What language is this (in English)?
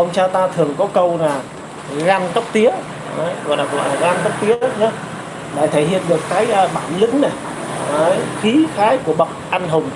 Vietnamese